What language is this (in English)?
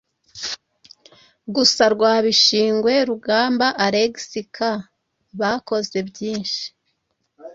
Kinyarwanda